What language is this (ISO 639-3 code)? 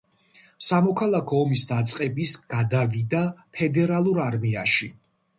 kat